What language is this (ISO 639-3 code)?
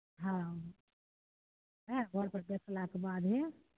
mai